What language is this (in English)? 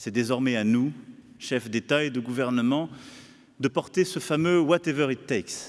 French